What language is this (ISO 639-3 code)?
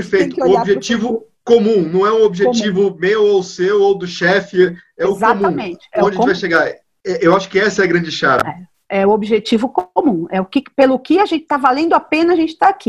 por